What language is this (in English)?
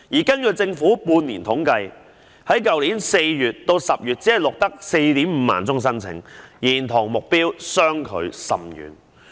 Cantonese